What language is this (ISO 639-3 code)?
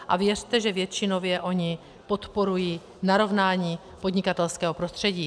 ces